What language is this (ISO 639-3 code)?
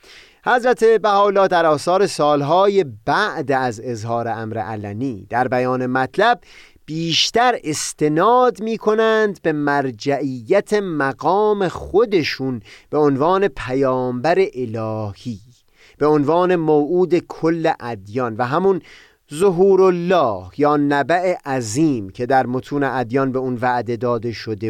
fas